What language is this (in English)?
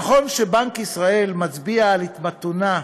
Hebrew